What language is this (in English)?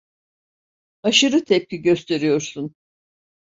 Turkish